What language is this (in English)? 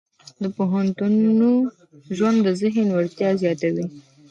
Pashto